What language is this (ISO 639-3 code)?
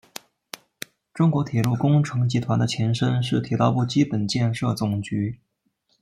zho